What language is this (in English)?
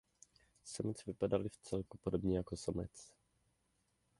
Czech